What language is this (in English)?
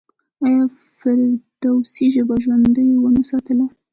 Pashto